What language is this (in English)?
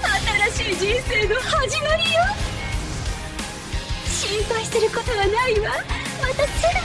Japanese